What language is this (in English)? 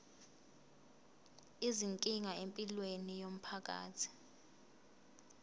Zulu